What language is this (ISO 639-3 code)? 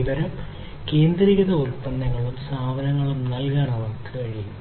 mal